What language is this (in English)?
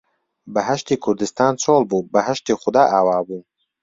Central Kurdish